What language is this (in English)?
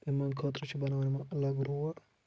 Kashmiri